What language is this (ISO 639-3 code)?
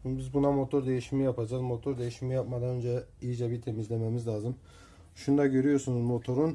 tur